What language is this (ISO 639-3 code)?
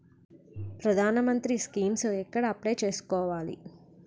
tel